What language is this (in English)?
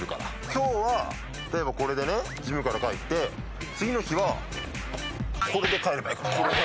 Japanese